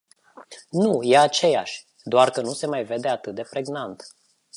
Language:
Romanian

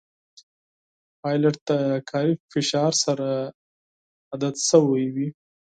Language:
Pashto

